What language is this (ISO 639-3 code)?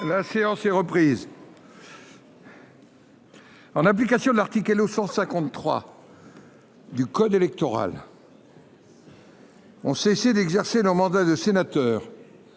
fra